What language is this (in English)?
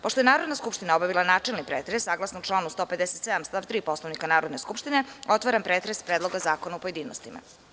Serbian